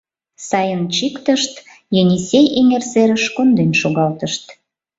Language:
Mari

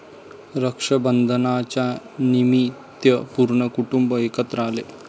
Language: Marathi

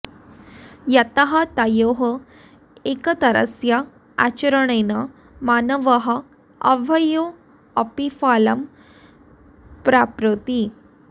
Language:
Sanskrit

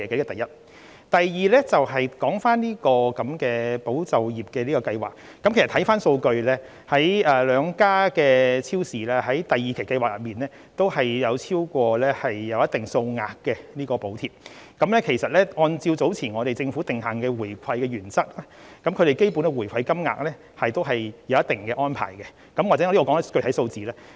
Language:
Cantonese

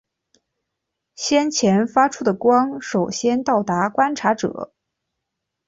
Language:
Chinese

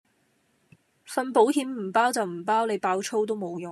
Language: Cantonese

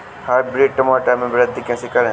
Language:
Hindi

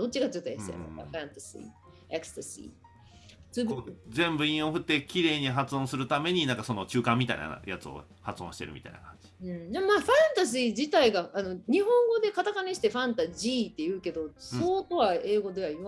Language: Japanese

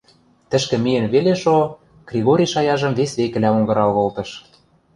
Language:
Western Mari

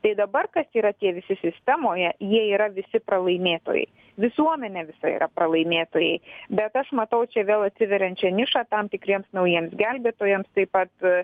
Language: Lithuanian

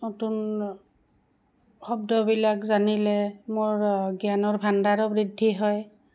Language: Assamese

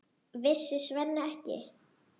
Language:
Icelandic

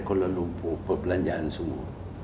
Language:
Indonesian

